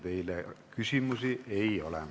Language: Estonian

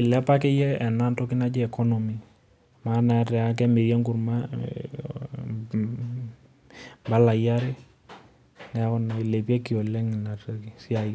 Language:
Masai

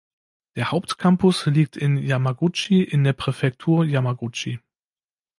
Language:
German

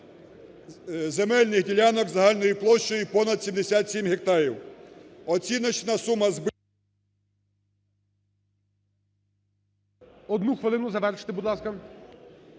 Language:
Ukrainian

